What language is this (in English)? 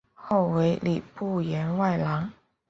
Chinese